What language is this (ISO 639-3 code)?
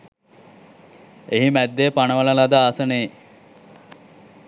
sin